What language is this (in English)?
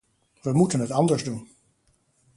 Dutch